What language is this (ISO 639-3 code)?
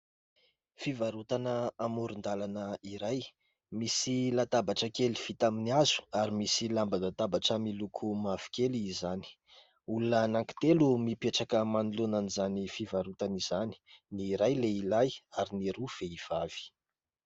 mlg